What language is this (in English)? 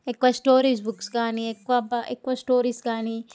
Telugu